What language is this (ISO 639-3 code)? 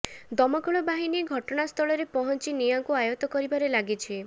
ori